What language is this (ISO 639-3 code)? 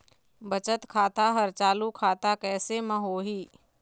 hne